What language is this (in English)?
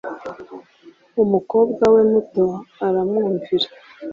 Kinyarwanda